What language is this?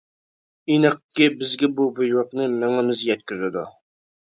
Uyghur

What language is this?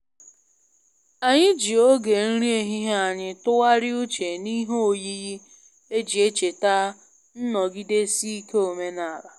Igbo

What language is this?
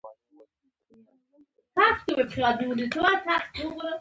Pashto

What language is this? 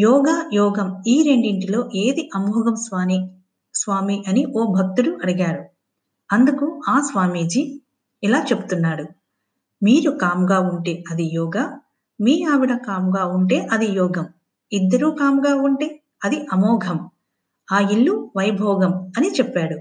Telugu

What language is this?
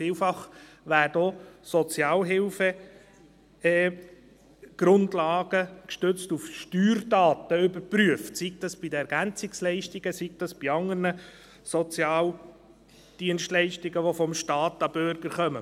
Swiss German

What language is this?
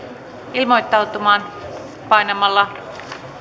Finnish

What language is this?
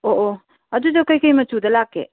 Manipuri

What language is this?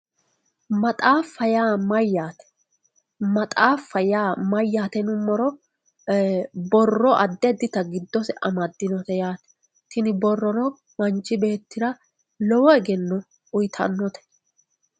Sidamo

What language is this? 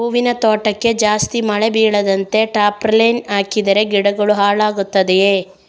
Kannada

